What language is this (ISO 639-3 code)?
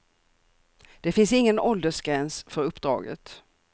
swe